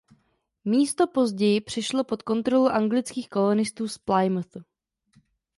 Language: Czech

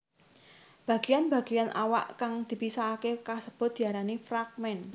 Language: Javanese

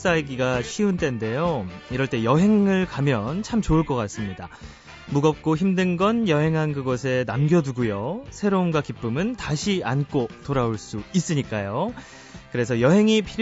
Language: Korean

